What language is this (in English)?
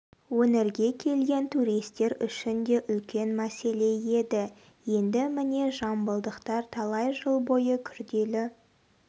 Kazakh